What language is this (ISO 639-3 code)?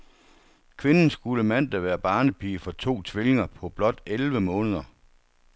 dan